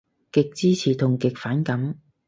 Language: Cantonese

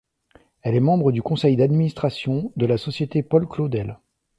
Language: French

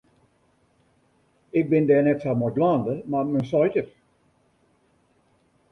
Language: Western Frisian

